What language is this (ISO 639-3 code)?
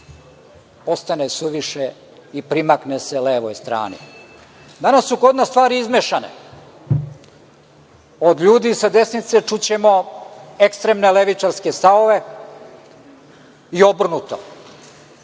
srp